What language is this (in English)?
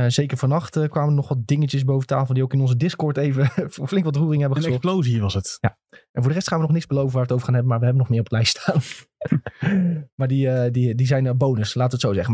Dutch